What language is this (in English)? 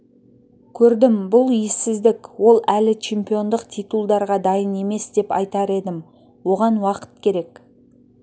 Kazakh